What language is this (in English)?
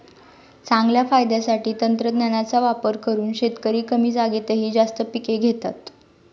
Marathi